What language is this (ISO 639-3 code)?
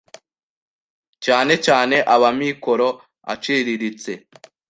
kin